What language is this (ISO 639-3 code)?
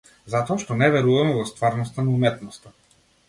mkd